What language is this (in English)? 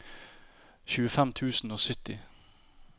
Norwegian